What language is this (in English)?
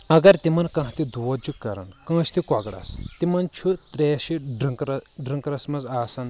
Kashmiri